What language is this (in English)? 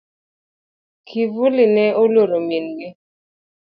Luo (Kenya and Tanzania)